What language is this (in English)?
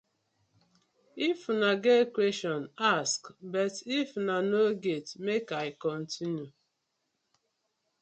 Nigerian Pidgin